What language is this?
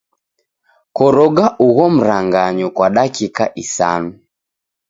Taita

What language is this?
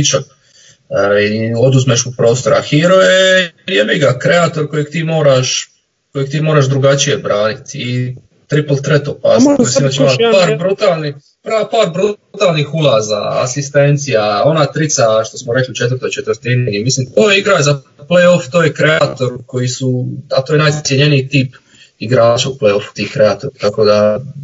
Croatian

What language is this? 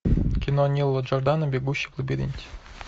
Russian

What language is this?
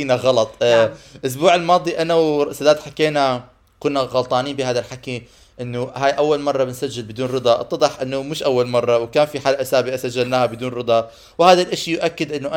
Arabic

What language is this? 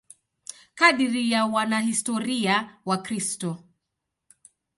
Swahili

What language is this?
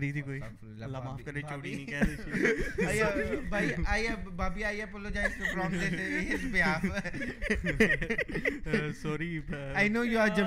Urdu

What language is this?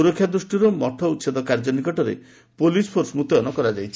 Odia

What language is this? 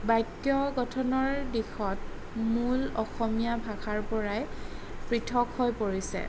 Assamese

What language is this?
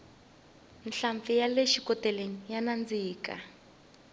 Tsonga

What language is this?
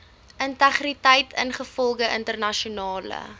Afrikaans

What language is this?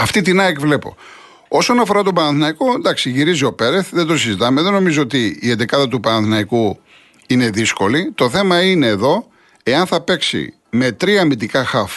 Greek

